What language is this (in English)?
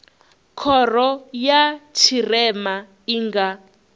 Venda